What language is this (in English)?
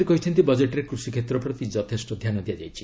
Odia